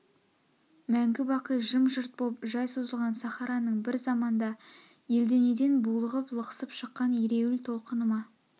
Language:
Kazakh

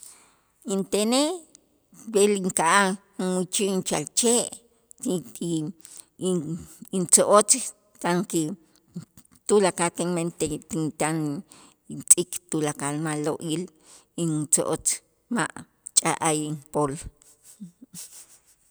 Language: Itzá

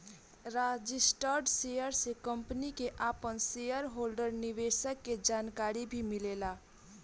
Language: Bhojpuri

